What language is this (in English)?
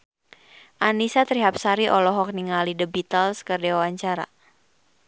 Sundanese